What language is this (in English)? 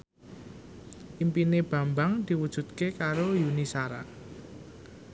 Javanese